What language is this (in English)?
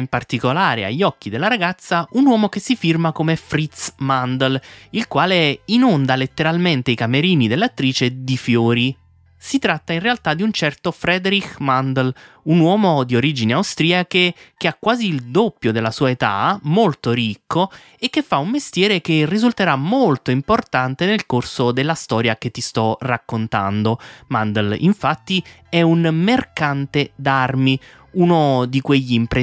Italian